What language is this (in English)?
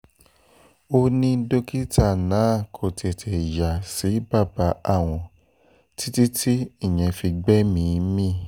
Yoruba